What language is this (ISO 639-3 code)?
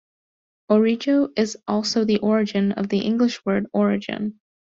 eng